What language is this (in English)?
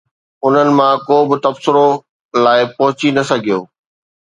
Sindhi